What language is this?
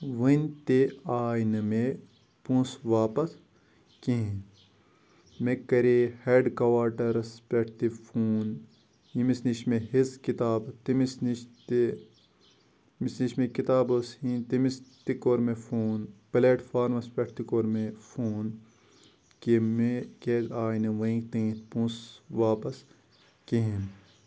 Kashmiri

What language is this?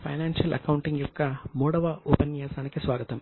Telugu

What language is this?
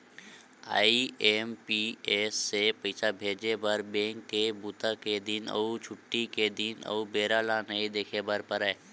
Chhattisgarhi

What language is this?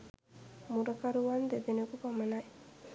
Sinhala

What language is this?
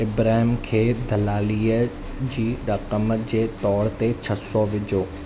Sindhi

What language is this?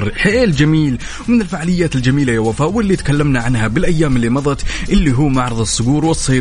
Arabic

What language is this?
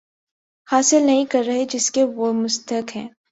Urdu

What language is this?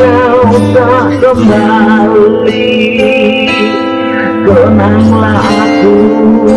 Thai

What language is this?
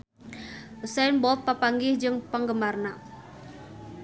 Sundanese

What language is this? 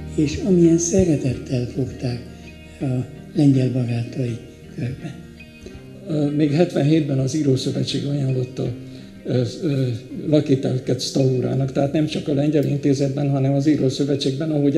Hungarian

